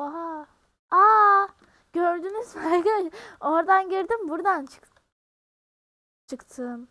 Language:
Turkish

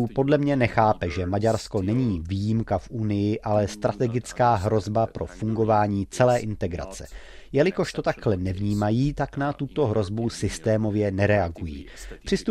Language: Czech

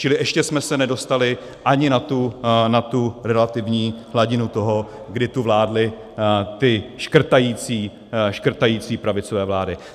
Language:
Czech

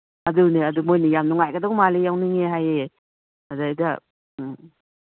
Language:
Manipuri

